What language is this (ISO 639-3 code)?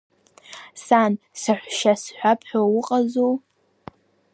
abk